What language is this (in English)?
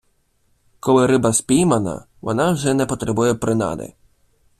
Ukrainian